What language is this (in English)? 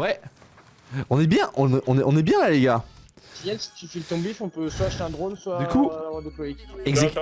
French